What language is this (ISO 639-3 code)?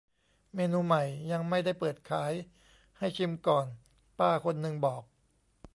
tha